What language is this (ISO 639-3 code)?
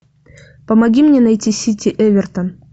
rus